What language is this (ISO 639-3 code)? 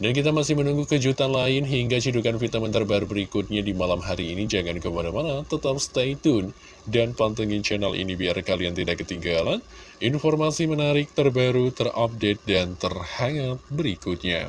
ind